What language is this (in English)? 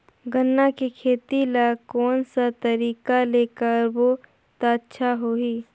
Chhattisgarhi